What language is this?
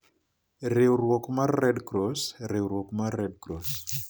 Luo (Kenya and Tanzania)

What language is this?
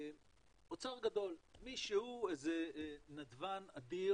Hebrew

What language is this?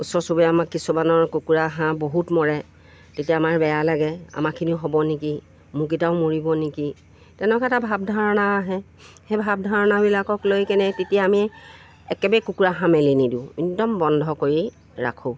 Assamese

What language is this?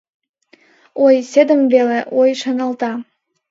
Mari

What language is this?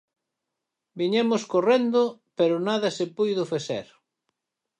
Galician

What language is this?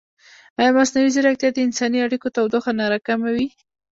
Pashto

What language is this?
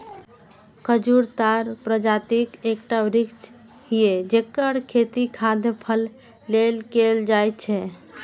Maithili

